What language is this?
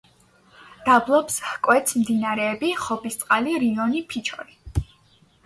Georgian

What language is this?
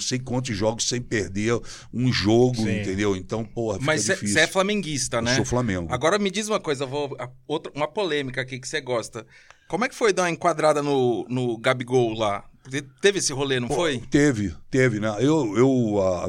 Portuguese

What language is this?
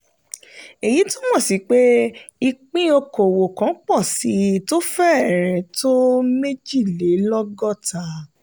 Yoruba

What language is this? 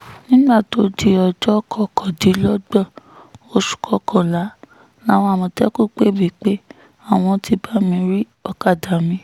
Yoruba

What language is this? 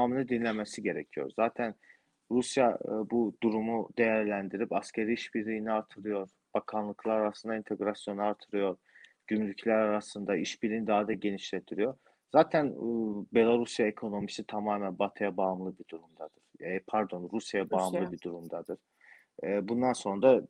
Turkish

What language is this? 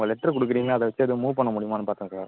Tamil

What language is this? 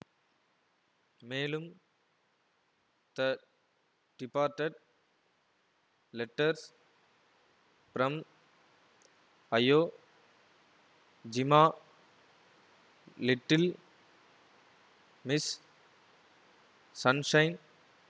Tamil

